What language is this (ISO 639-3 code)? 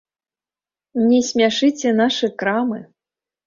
bel